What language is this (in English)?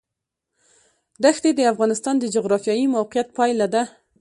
Pashto